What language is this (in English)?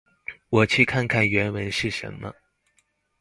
Chinese